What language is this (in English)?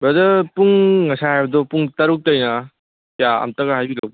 Manipuri